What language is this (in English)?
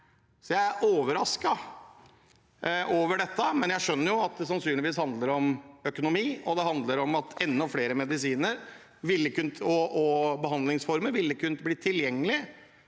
Norwegian